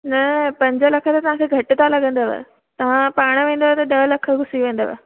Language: Sindhi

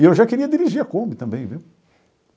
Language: Portuguese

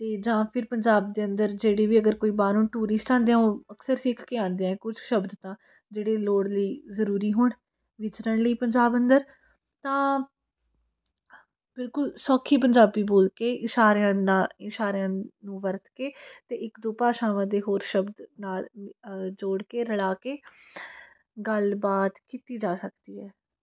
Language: Punjabi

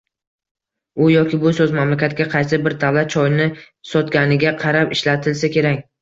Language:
Uzbek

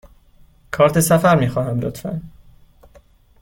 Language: Persian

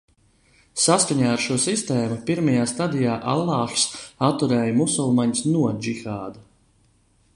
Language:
Latvian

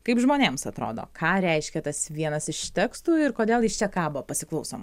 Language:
Lithuanian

